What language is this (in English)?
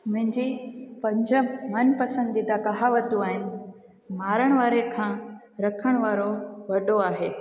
Sindhi